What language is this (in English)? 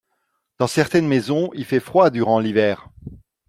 French